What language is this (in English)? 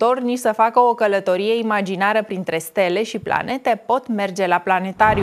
Romanian